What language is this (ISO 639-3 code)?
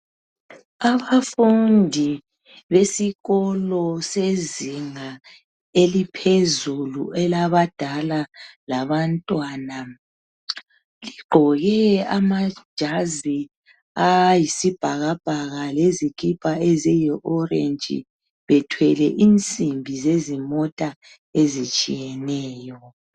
nde